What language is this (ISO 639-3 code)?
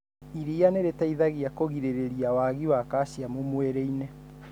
kik